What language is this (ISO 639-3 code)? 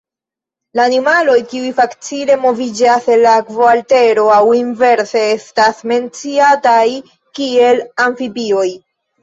epo